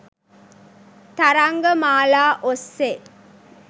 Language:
Sinhala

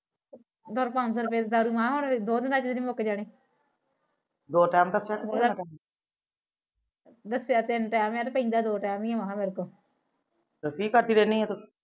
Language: Punjabi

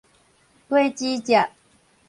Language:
Min Nan Chinese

